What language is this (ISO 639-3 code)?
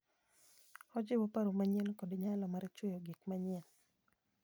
luo